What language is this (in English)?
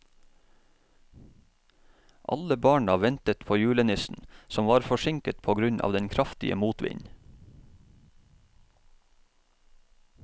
Norwegian